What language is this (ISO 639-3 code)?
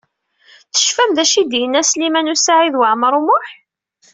kab